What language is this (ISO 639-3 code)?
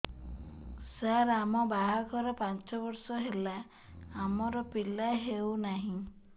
ori